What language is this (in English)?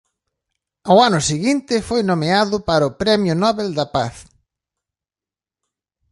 Galician